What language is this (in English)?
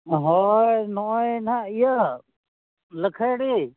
Santali